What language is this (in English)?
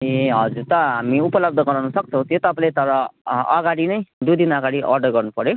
Nepali